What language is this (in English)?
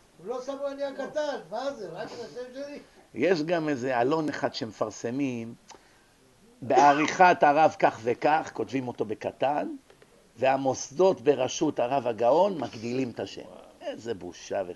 Hebrew